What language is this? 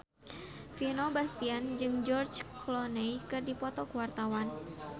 Sundanese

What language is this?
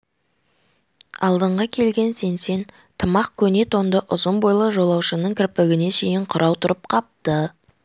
Kazakh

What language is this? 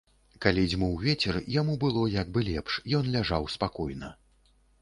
Belarusian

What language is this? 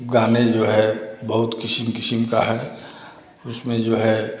Hindi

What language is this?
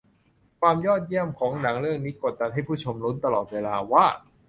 Thai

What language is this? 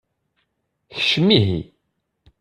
Kabyle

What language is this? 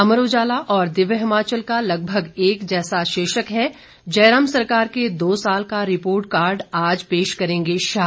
Hindi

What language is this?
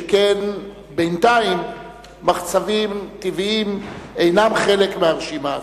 Hebrew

